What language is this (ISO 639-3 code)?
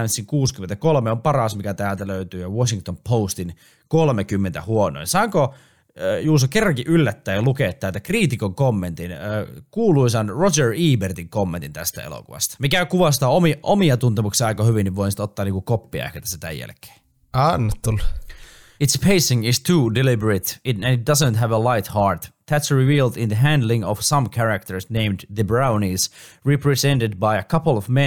fin